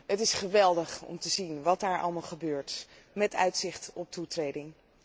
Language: Dutch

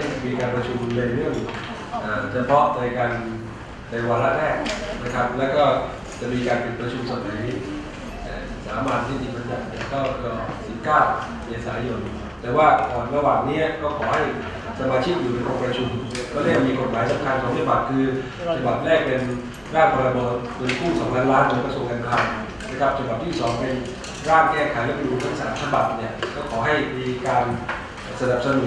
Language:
Thai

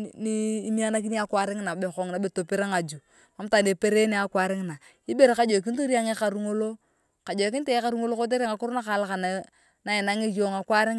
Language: Turkana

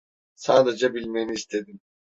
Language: Turkish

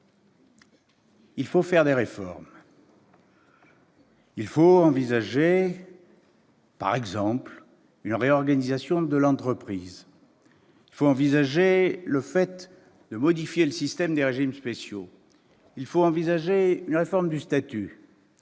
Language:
French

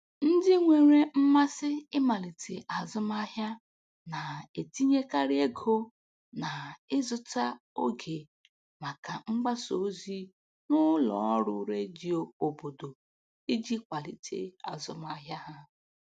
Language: Igbo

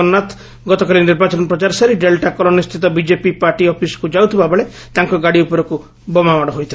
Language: Odia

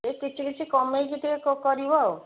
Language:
Odia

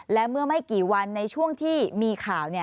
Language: Thai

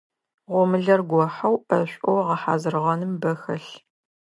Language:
Adyghe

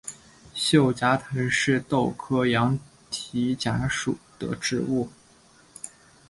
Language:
Chinese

